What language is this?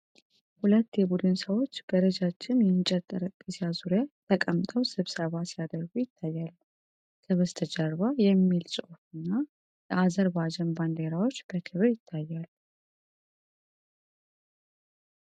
Amharic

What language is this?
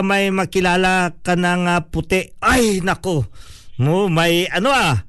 Filipino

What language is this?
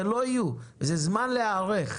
Hebrew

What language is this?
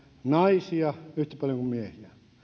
Finnish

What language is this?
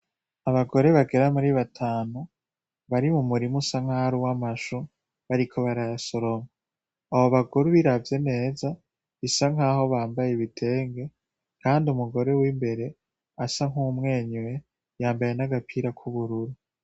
Rundi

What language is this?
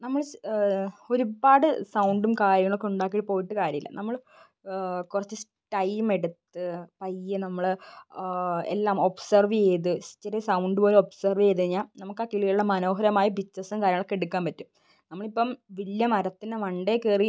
Malayalam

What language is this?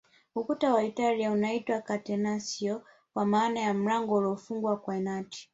Swahili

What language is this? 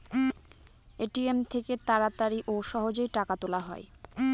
Bangla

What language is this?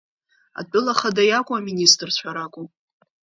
Abkhazian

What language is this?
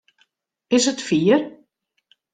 Western Frisian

